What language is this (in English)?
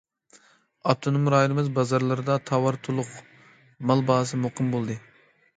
Uyghur